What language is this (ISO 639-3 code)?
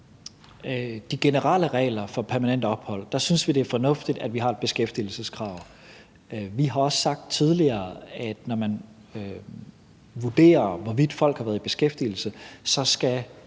dan